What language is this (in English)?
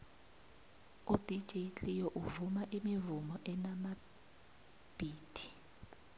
South Ndebele